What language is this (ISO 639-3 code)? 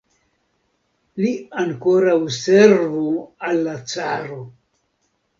epo